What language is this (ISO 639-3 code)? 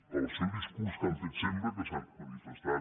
cat